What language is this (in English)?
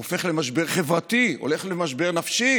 Hebrew